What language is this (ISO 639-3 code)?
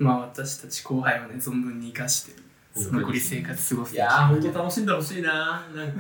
jpn